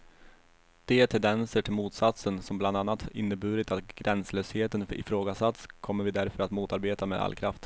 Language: Swedish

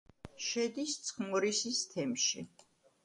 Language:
Georgian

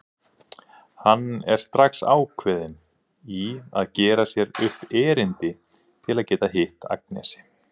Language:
Icelandic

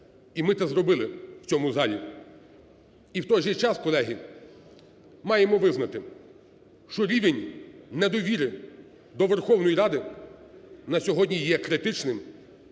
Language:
Ukrainian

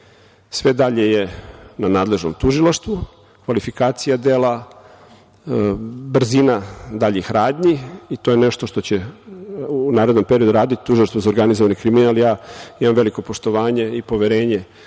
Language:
Serbian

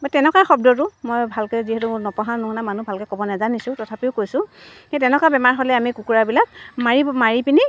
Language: Assamese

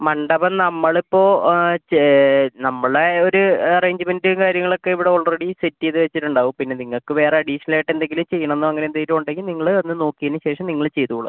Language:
Malayalam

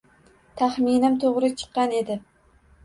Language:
Uzbek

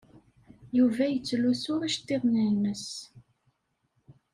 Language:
Kabyle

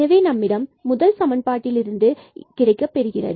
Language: Tamil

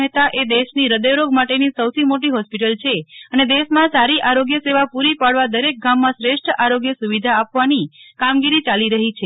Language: Gujarati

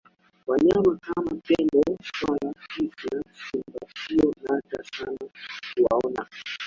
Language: Swahili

